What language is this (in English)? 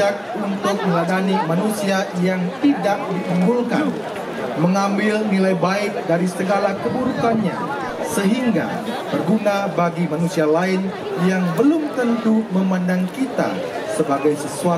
Indonesian